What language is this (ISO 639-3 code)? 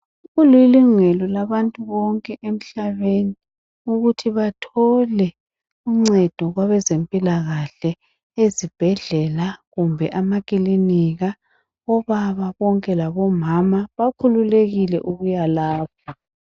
nde